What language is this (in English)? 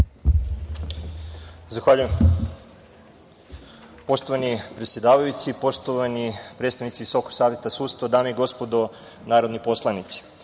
Serbian